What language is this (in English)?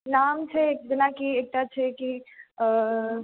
Maithili